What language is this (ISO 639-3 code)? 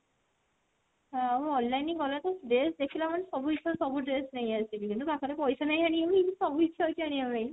ori